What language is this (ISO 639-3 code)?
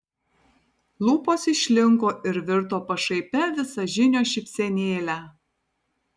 lit